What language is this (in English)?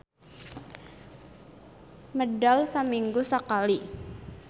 Sundanese